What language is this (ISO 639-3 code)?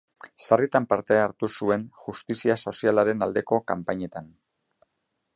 eus